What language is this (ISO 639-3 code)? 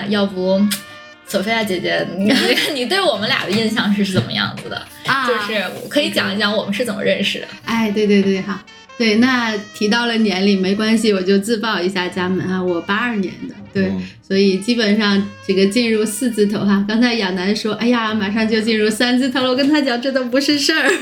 zho